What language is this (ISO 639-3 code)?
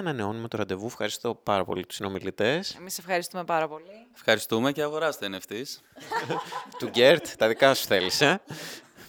ell